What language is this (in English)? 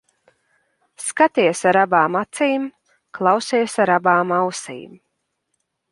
Latvian